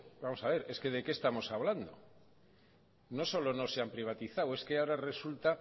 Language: Spanish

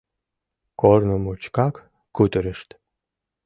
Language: Mari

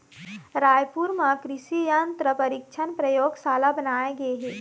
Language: Chhattisgarhi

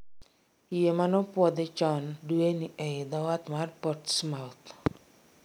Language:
Luo (Kenya and Tanzania)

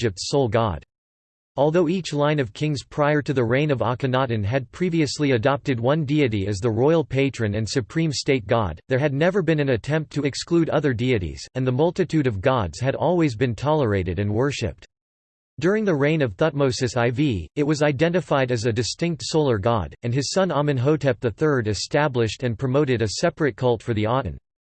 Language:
English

